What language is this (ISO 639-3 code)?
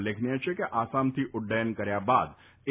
guj